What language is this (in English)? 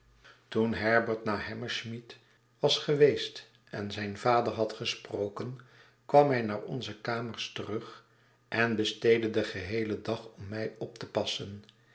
Dutch